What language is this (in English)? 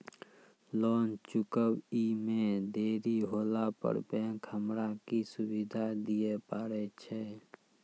Maithili